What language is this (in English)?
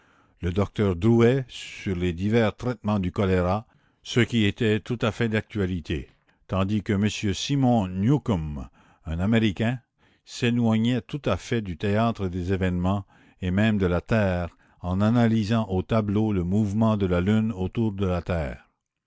French